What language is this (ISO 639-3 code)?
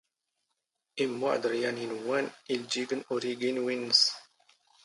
zgh